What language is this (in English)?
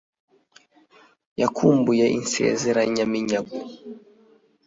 Kinyarwanda